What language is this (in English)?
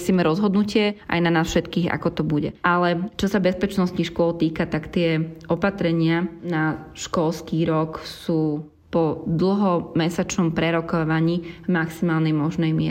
Slovak